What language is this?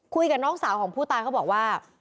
Thai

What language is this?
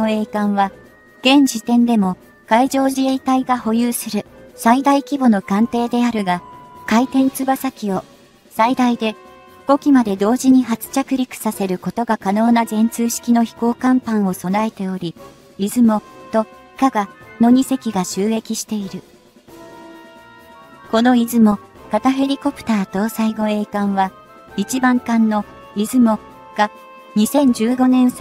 Japanese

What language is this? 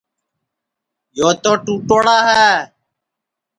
Sansi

